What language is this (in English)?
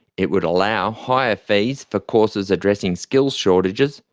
English